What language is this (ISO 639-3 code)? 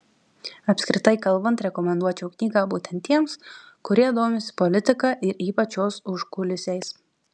lit